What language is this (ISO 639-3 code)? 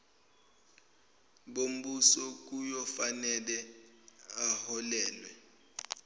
zul